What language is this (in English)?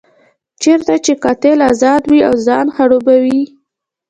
Pashto